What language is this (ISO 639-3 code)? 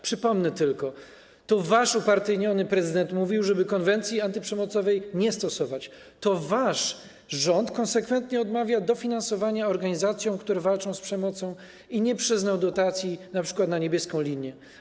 pol